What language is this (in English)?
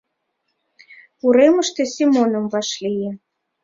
Mari